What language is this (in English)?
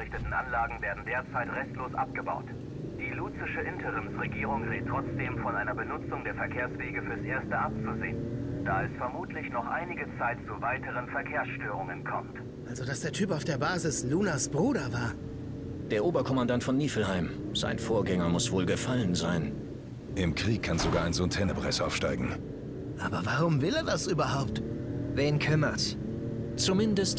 German